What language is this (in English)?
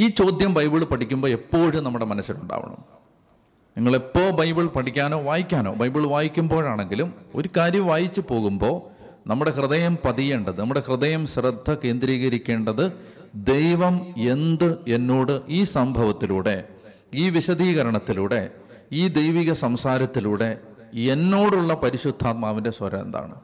Malayalam